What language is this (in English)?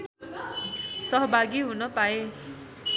Nepali